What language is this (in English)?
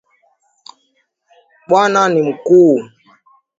Swahili